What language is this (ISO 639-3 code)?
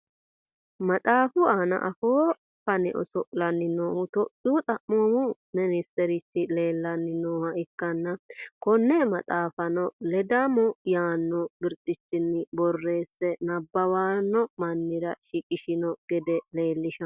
sid